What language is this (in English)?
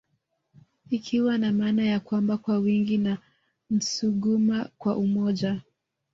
Swahili